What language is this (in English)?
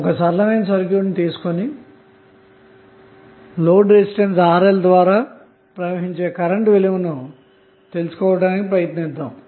Telugu